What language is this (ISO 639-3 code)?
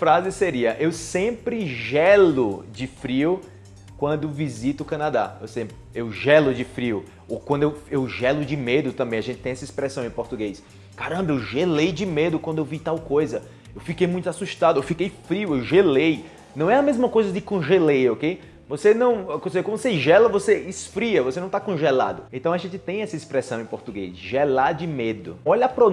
por